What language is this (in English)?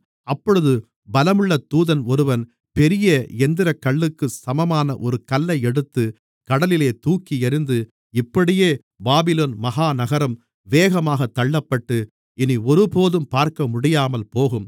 Tamil